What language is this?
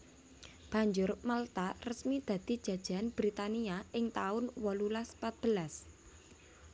Javanese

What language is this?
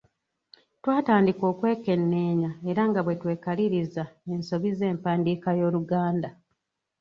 Ganda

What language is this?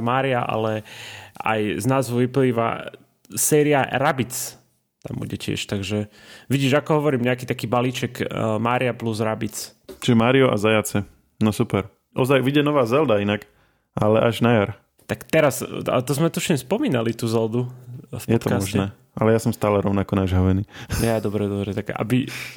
Slovak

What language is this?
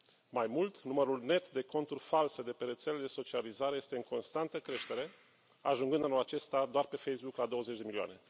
Romanian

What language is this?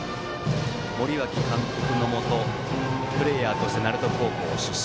Japanese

